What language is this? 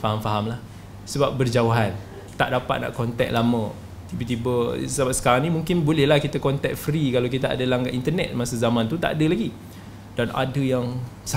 Malay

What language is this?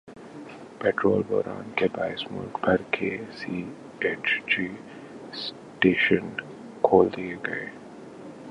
Urdu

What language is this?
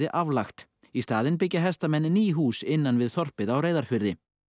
Icelandic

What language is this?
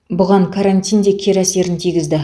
Kazakh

